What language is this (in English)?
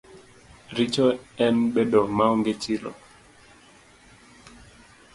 Luo (Kenya and Tanzania)